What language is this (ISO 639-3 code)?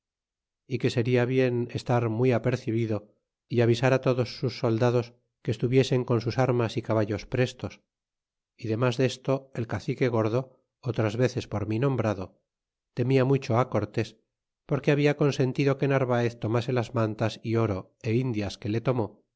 spa